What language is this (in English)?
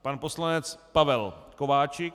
Czech